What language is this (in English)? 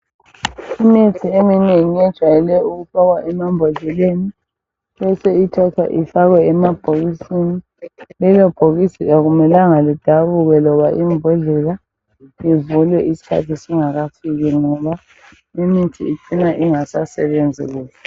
North Ndebele